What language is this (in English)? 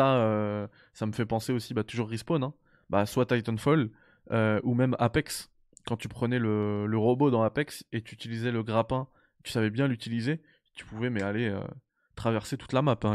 French